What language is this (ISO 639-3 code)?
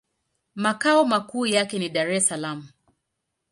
swa